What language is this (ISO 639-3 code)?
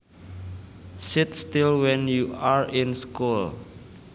jav